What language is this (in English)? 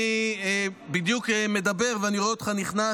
Hebrew